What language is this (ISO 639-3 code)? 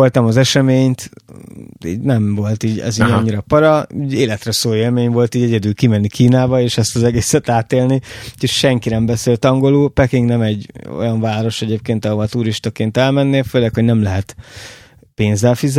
hun